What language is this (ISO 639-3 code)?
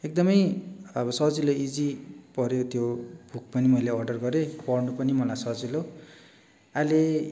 nep